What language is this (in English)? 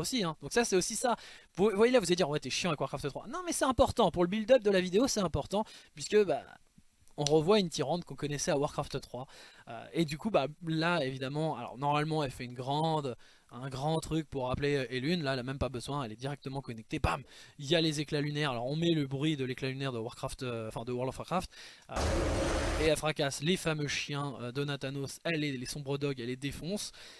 French